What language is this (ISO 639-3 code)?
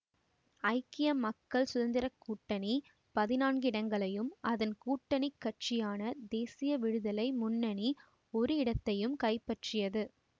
tam